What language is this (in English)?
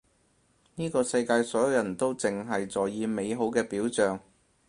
Cantonese